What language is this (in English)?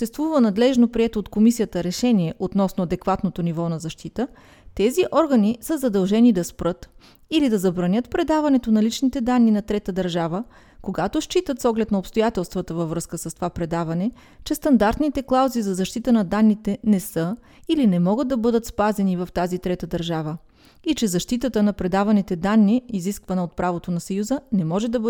Bulgarian